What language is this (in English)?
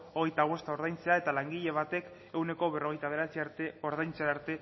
Basque